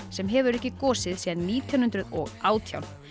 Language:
Icelandic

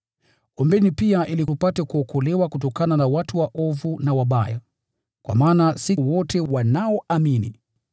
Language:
Swahili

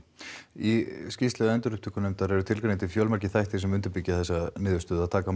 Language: Icelandic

